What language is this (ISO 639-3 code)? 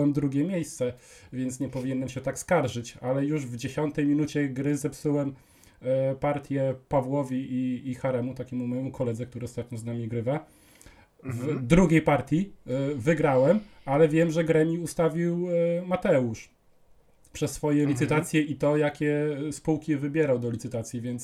pol